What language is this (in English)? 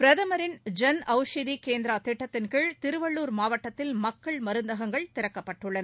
Tamil